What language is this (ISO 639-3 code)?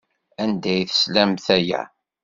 kab